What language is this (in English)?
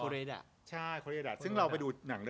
Thai